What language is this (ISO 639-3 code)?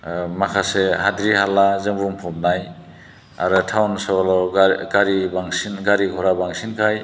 brx